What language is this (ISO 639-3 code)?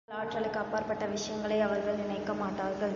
tam